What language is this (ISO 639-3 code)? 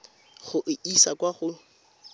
tsn